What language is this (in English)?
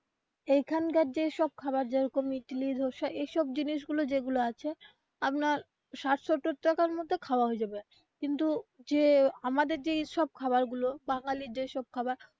Bangla